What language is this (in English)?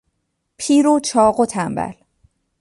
Persian